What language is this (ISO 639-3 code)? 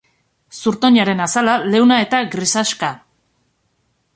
eus